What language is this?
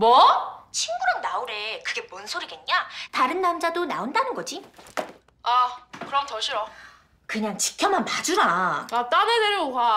Korean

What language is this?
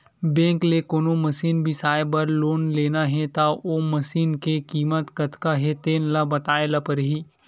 Chhattisgarhi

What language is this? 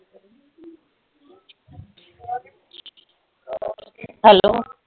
Punjabi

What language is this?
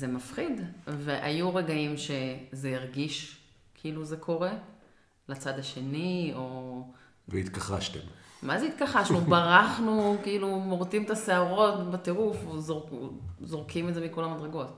Hebrew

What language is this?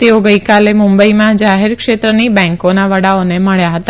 Gujarati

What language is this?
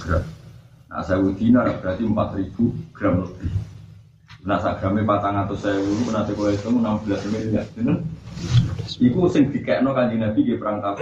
Indonesian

